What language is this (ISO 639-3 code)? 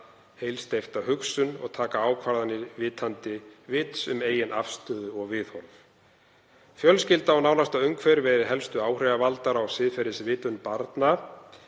isl